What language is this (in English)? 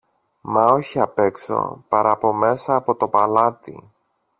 Greek